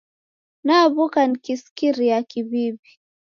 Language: Taita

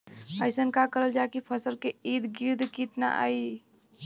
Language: Bhojpuri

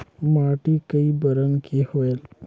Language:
Chhattisgarhi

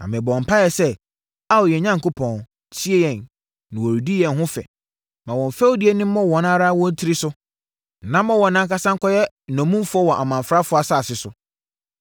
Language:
Akan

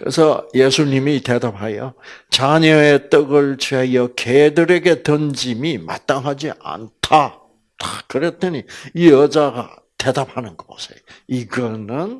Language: Korean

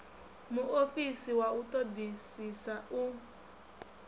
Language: Venda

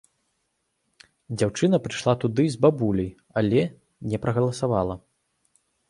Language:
Belarusian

